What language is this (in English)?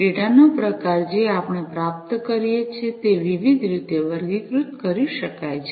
Gujarati